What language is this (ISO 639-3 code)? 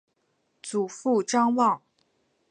zho